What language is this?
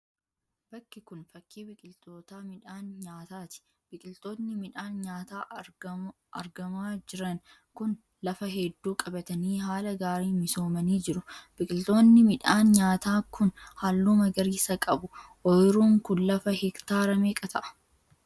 Oromo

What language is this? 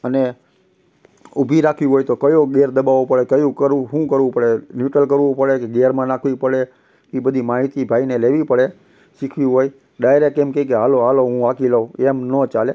Gujarati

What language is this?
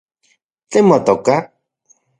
Central Puebla Nahuatl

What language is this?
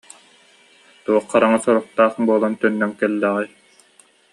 Yakut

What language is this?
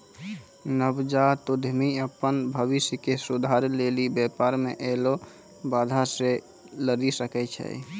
Maithili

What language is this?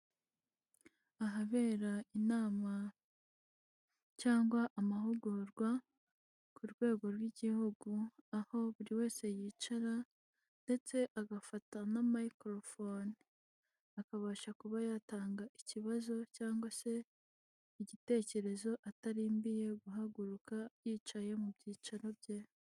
Kinyarwanda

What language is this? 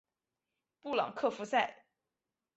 Chinese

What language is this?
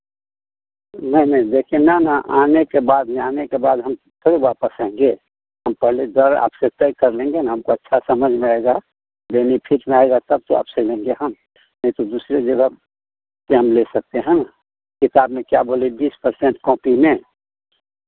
Hindi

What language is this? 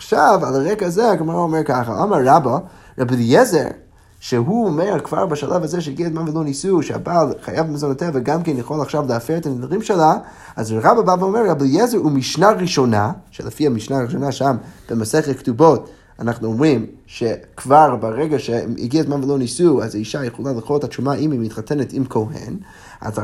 Hebrew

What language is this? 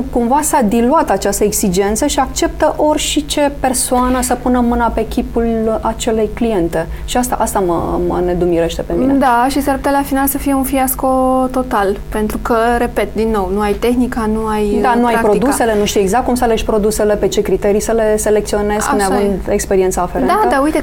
Romanian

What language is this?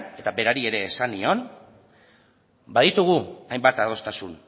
Basque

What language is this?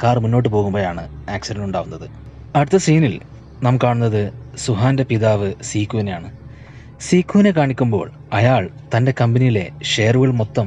Malayalam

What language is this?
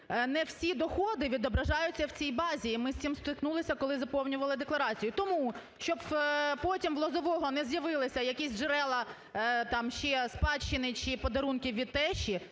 Ukrainian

